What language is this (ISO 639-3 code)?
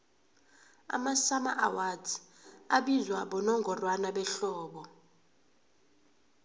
nbl